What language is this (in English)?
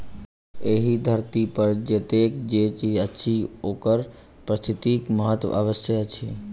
Maithili